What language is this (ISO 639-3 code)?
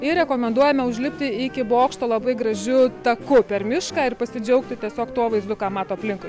lit